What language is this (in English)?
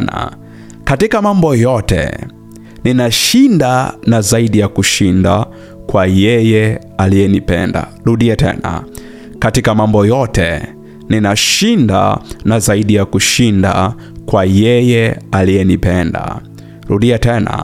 Swahili